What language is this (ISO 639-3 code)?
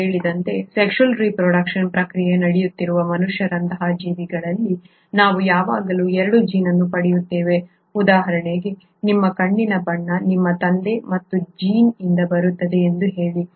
kan